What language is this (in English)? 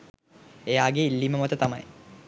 Sinhala